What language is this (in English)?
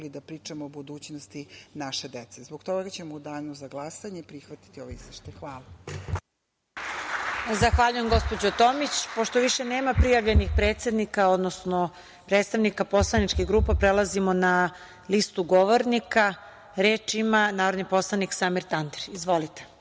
Serbian